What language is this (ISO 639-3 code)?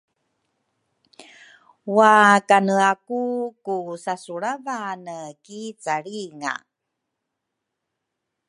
dru